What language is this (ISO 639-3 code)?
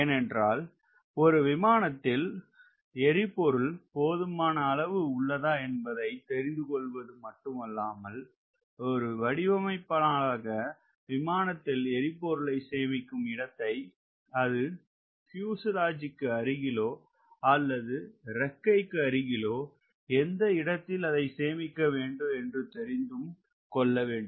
tam